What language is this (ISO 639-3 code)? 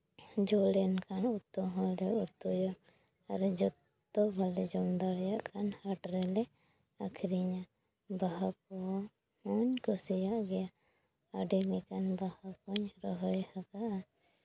sat